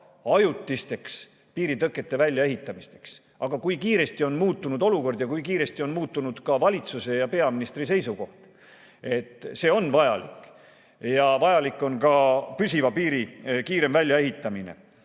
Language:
Estonian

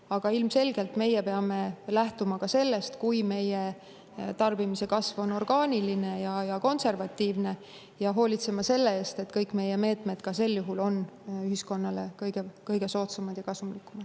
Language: Estonian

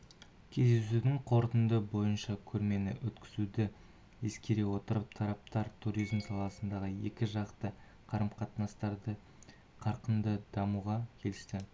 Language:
Kazakh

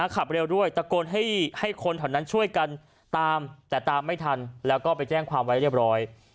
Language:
Thai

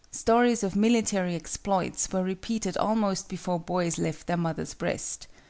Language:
English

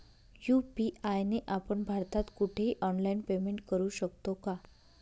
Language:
Marathi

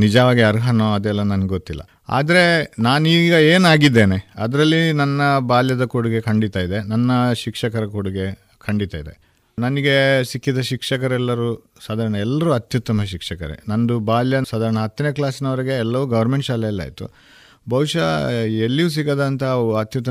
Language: Kannada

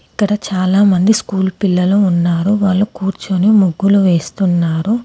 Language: Telugu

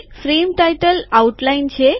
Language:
Gujarati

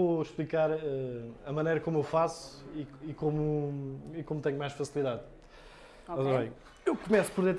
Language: Portuguese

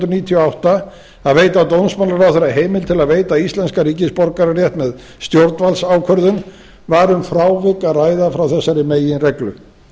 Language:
Icelandic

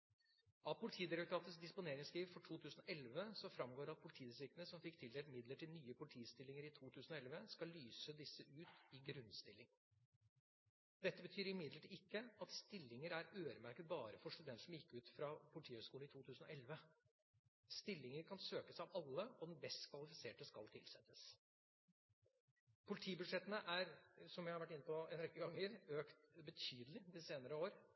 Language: Norwegian Bokmål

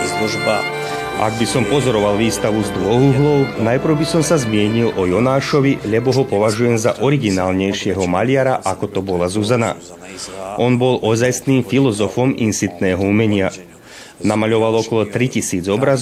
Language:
Slovak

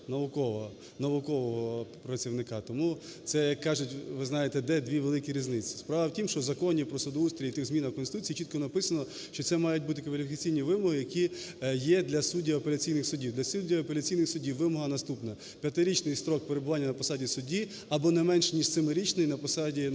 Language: Ukrainian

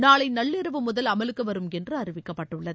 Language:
Tamil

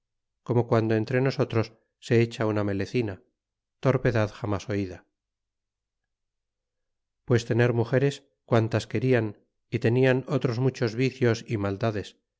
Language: Spanish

